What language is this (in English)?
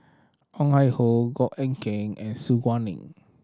English